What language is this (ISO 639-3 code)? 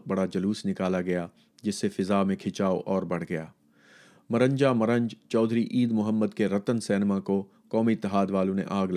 urd